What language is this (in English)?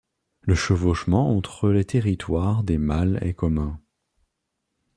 French